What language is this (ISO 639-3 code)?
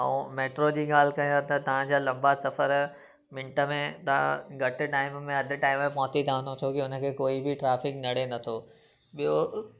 snd